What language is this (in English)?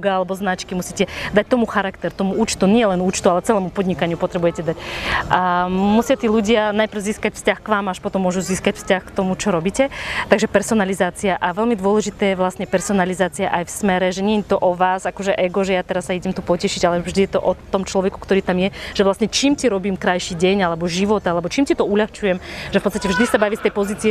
Slovak